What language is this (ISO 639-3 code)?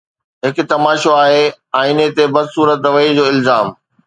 snd